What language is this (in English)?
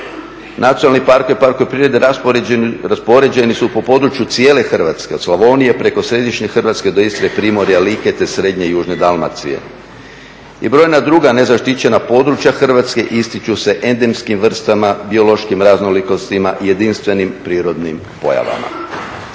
Croatian